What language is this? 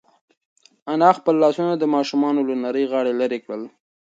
Pashto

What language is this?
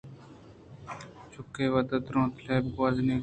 Eastern Balochi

